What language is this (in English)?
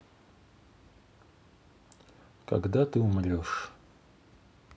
Russian